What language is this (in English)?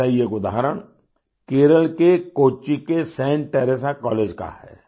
Hindi